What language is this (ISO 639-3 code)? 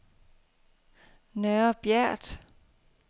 dan